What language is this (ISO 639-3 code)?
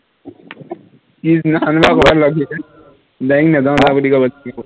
asm